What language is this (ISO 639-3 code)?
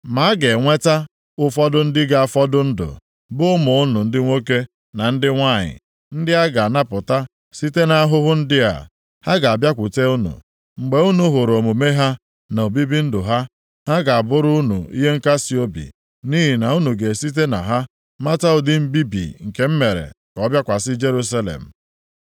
ibo